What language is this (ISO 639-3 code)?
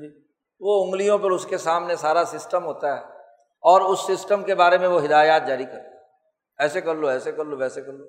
urd